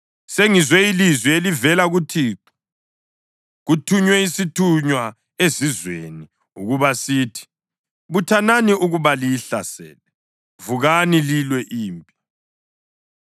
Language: North Ndebele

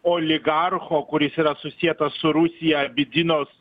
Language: Lithuanian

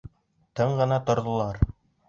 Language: Bashkir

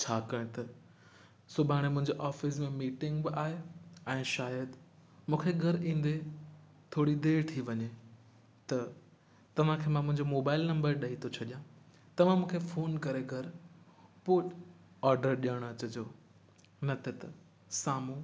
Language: Sindhi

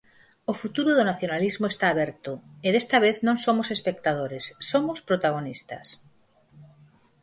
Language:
Galician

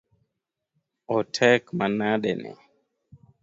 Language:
Luo (Kenya and Tanzania)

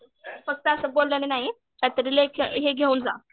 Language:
Marathi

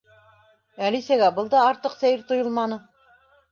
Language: Bashkir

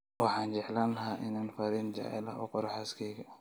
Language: Somali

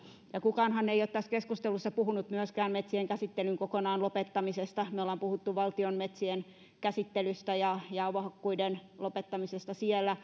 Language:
Finnish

